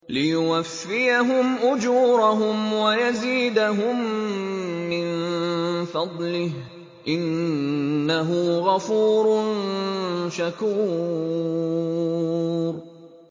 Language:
Arabic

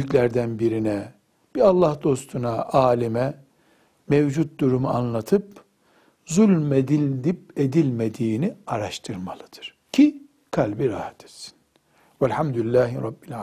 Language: Turkish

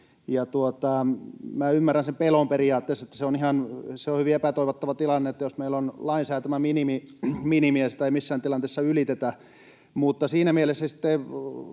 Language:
Finnish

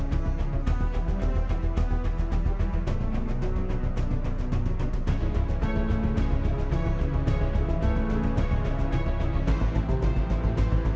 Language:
Indonesian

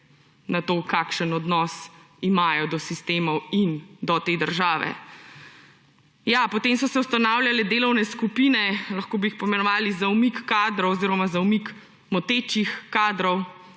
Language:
Slovenian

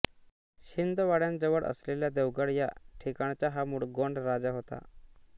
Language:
Marathi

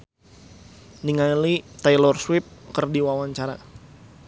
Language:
Sundanese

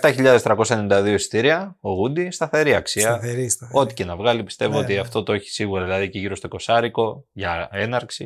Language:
Greek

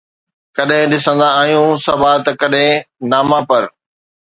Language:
Sindhi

